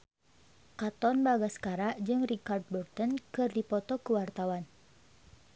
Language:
Sundanese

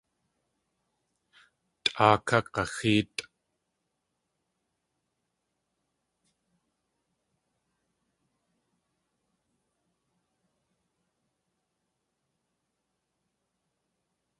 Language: Tlingit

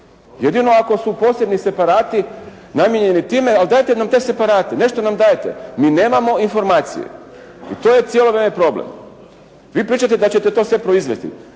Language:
Croatian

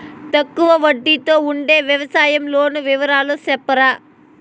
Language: Telugu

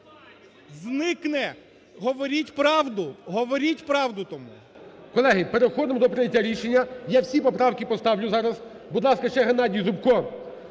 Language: Ukrainian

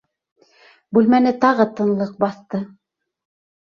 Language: Bashkir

